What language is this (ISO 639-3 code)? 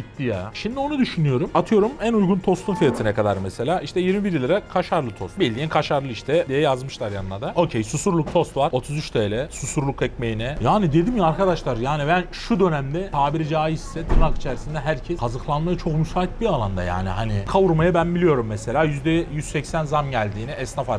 tur